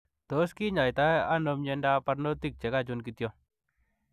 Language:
Kalenjin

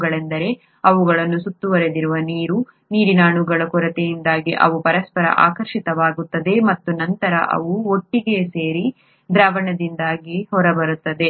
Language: Kannada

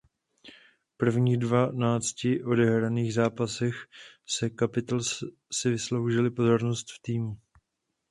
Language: Czech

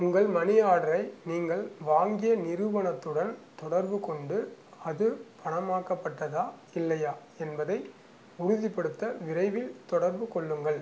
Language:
Tamil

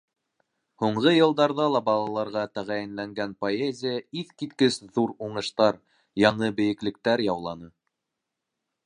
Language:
Bashkir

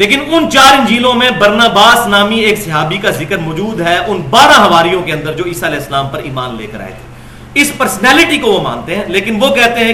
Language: Urdu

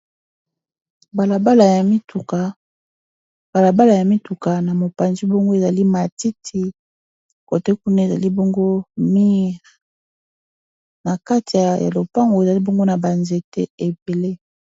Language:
Lingala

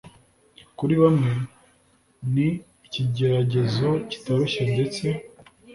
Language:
Kinyarwanda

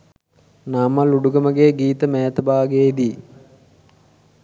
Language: Sinhala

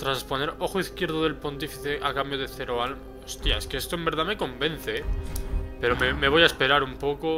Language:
Spanish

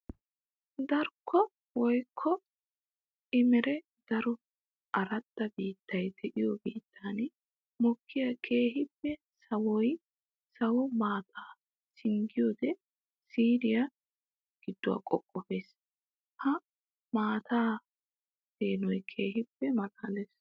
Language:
Wolaytta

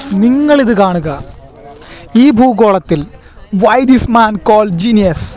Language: Malayalam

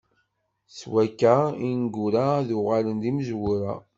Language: Kabyle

